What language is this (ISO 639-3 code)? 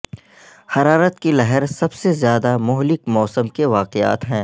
urd